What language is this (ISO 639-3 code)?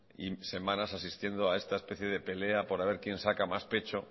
spa